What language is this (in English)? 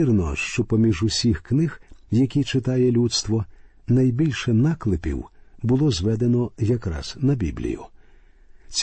Ukrainian